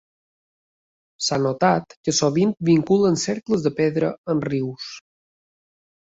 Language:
Catalan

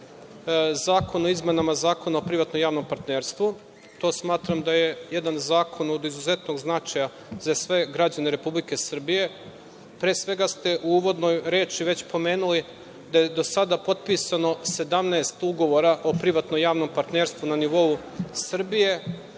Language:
Serbian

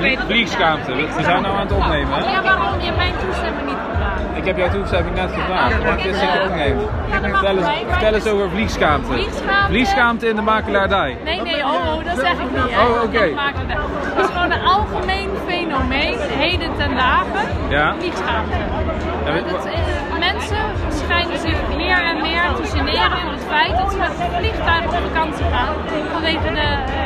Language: Dutch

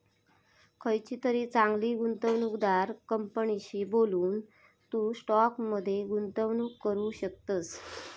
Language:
Marathi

